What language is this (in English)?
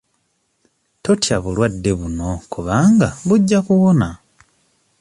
Ganda